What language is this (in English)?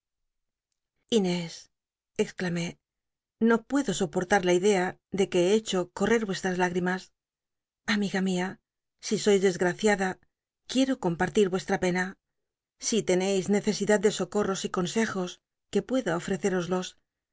Spanish